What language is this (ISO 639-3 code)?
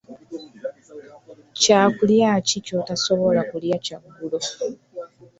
lug